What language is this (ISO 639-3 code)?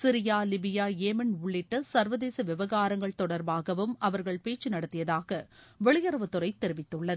tam